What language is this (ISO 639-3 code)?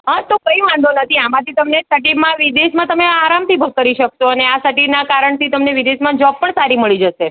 guj